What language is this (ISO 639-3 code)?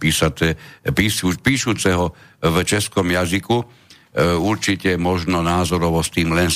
slk